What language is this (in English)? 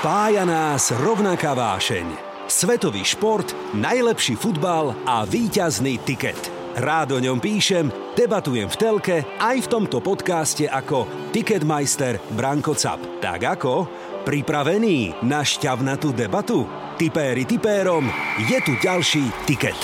Slovak